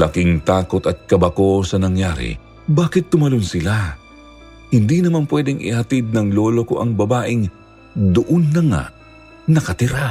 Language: Filipino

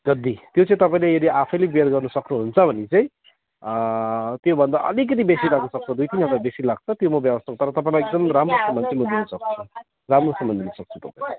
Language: Nepali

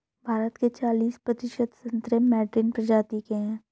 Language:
Hindi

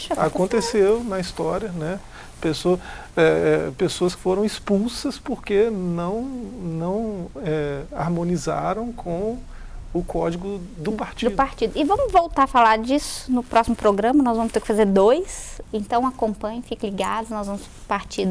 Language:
Portuguese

